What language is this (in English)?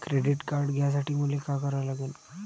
Marathi